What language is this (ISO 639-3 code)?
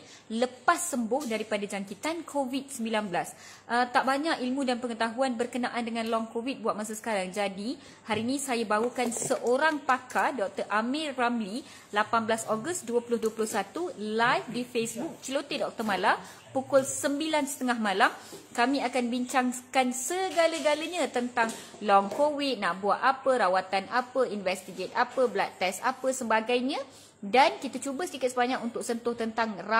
msa